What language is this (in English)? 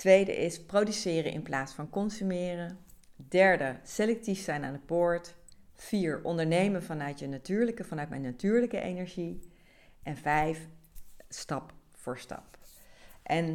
Dutch